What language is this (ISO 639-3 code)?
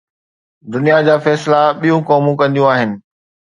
snd